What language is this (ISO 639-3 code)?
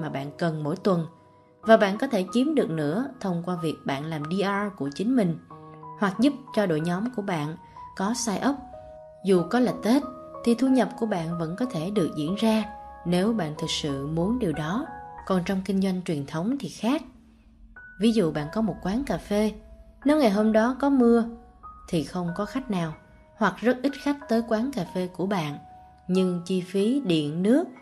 vie